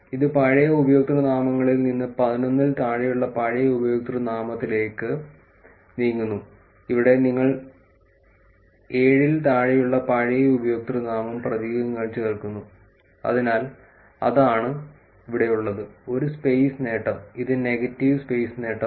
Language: Malayalam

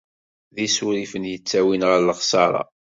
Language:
Kabyle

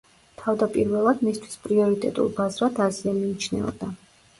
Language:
Georgian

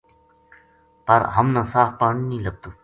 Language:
Gujari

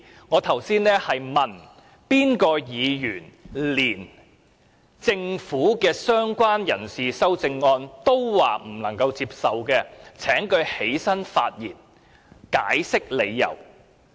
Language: Cantonese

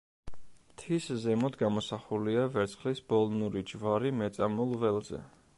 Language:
Georgian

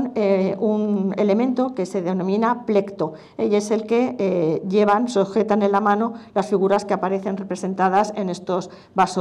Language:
Spanish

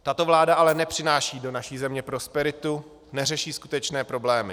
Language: Czech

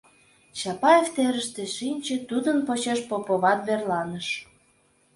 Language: Mari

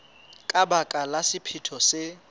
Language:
Southern Sotho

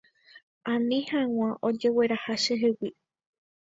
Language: Guarani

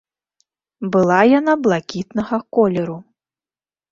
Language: Belarusian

